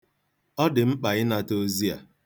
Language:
Igbo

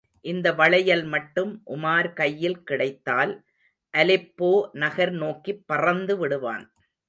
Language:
Tamil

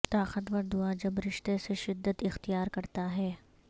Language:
Urdu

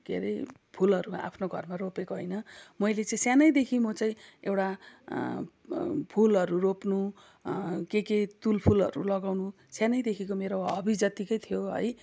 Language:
Nepali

